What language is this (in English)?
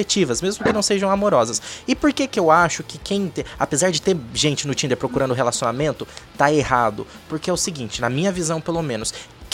Portuguese